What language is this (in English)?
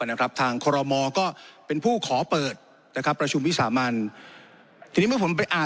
Thai